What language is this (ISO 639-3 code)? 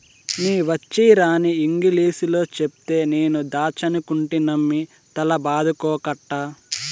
tel